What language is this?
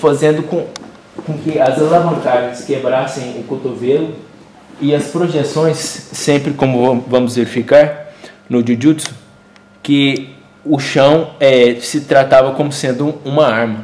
Portuguese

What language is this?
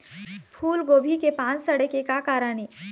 Chhattisgarhi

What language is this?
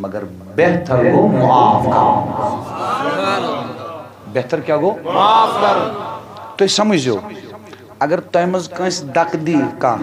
Turkish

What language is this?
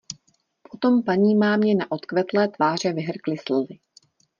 Czech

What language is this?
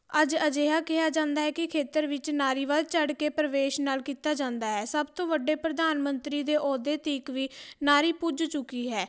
Punjabi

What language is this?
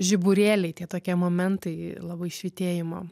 Lithuanian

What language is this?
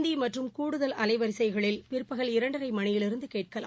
Tamil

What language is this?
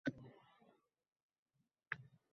Uzbek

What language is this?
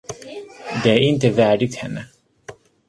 Swedish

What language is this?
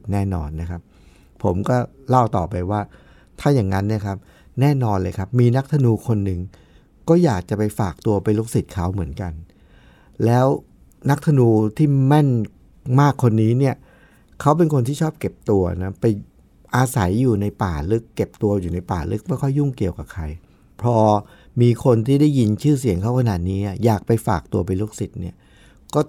Thai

